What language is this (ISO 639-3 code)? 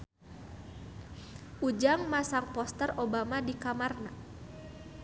sun